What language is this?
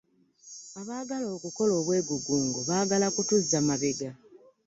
Ganda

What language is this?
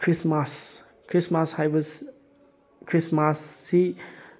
Manipuri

